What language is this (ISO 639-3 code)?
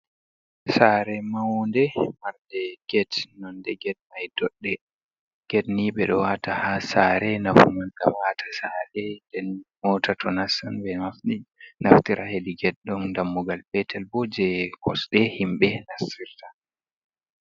ful